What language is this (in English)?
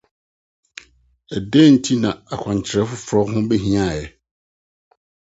Akan